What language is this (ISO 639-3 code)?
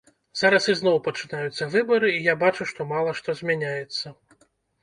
bel